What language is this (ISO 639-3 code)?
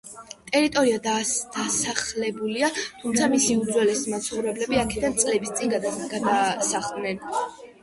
kat